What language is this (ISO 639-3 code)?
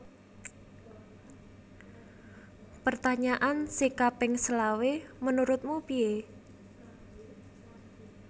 jav